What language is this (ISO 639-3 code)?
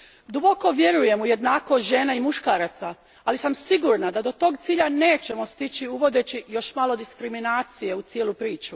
hrv